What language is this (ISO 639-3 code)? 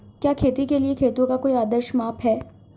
hin